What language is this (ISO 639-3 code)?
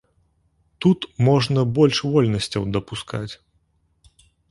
bel